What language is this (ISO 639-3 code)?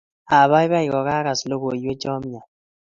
kln